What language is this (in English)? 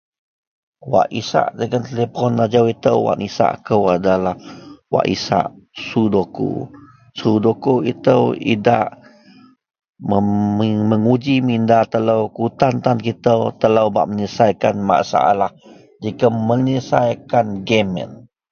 Central Melanau